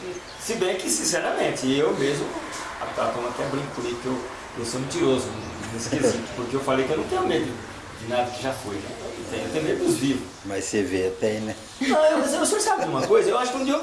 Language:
Portuguese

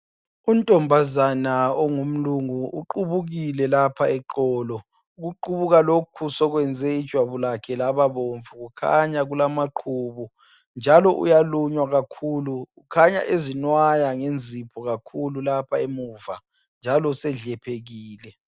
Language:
North Ndebele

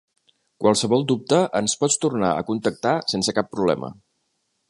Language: Catalan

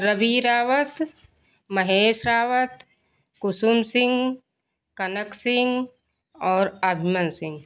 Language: Hindi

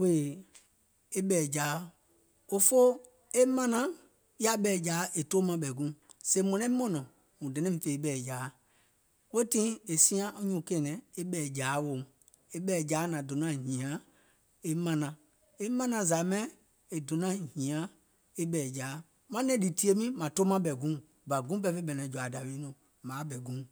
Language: Gola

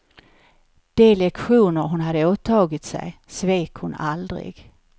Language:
Swedish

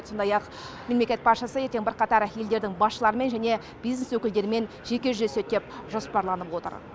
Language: Kazakh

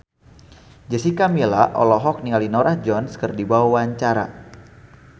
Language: Sundanese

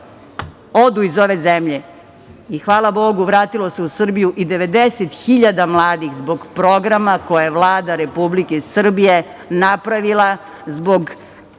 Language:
Serbian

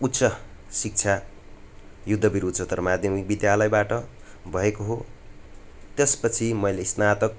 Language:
Nepali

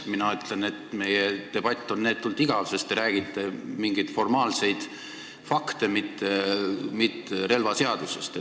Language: Estonian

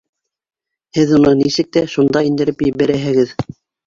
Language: Bashkir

